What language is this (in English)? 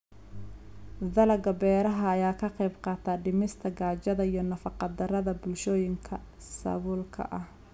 Somali